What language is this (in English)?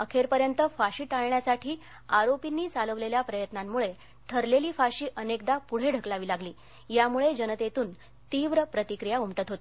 Marathi